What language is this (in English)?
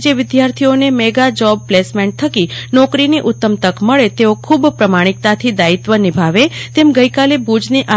Gujarati